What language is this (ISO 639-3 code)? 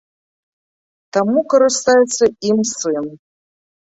bel